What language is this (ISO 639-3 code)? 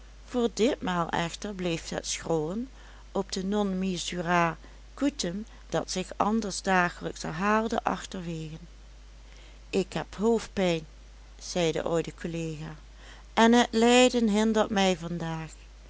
nld